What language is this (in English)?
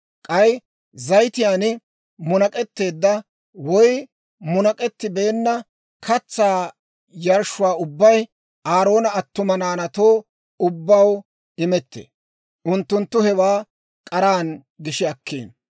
Dawro